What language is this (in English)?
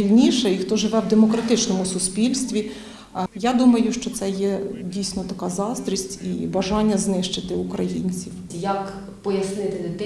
Ukrainian